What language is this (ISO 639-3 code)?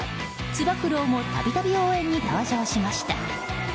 jpn